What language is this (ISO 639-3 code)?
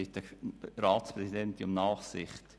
gsw